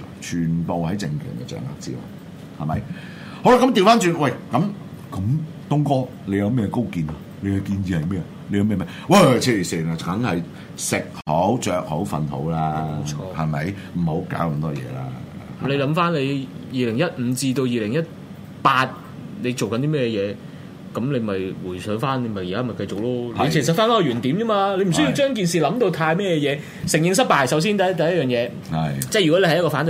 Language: Chinese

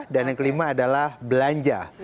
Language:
Indonesian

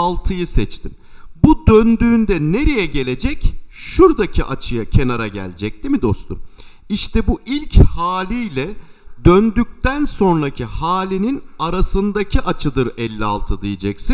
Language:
Turkish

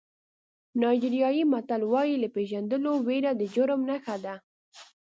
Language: Pashto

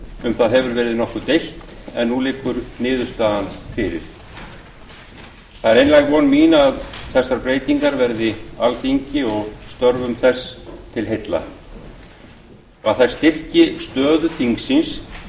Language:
Icelandic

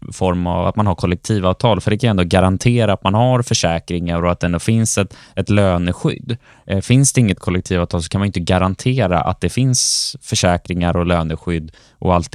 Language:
Swedish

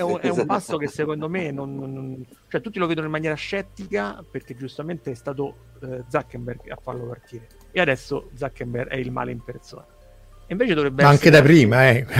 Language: Italian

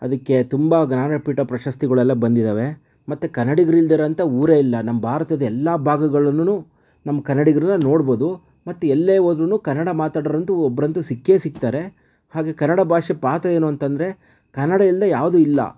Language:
Kannada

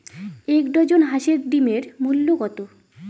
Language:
Bangla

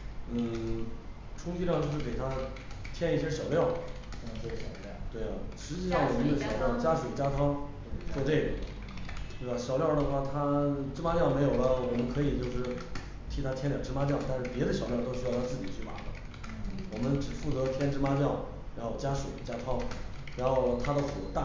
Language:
Chinese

